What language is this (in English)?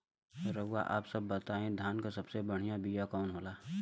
Bhojpuri